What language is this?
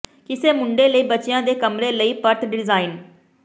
Punjabi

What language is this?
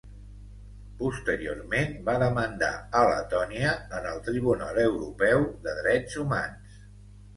Catalan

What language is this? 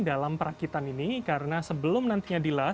Indonesian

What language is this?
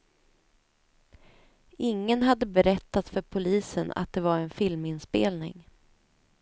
Swedish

